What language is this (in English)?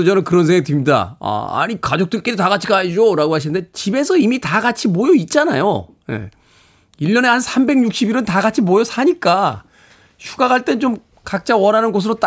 Korean